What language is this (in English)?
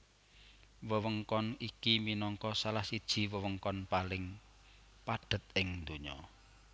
Javanese